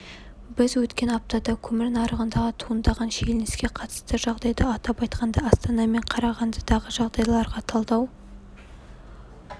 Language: Kazakh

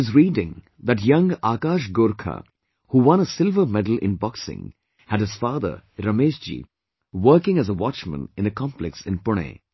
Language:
English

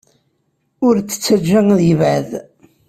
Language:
Kabyle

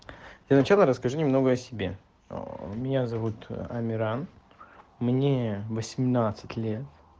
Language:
Russian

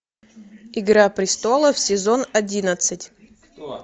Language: Russian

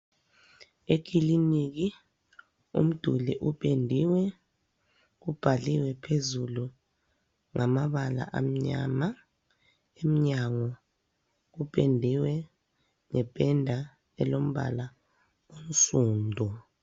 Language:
North Ndebele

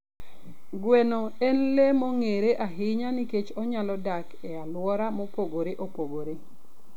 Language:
Luo (Kenya and Tanzania)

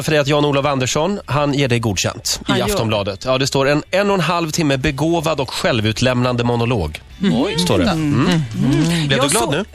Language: Swedish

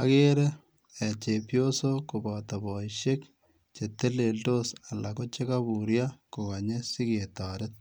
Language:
Kalenjin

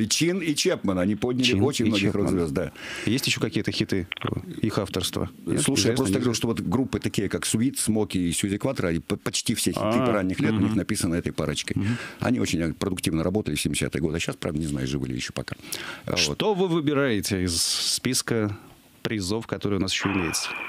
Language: Russian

